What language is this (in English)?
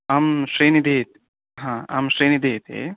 Sanskrit